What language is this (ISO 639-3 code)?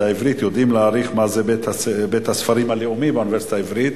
heb